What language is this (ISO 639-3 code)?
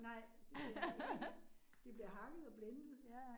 dan